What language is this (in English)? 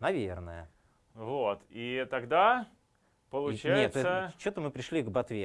Russian